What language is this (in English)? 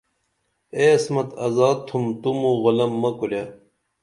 Dameli